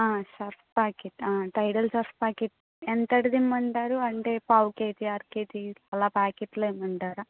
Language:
Telugu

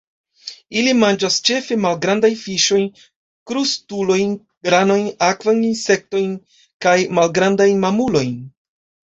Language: Esperanto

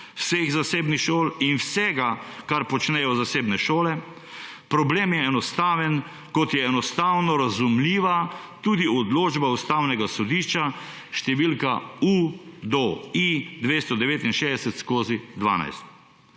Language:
Slovenian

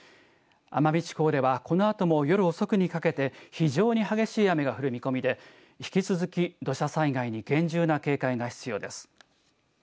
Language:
Japanese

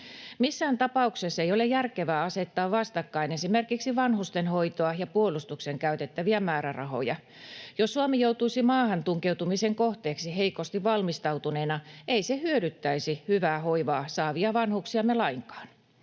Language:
Finnish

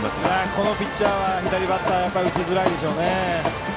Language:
Japanese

